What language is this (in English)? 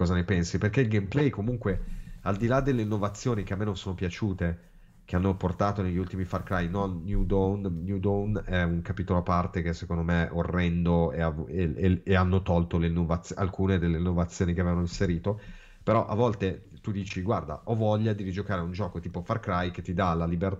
Italian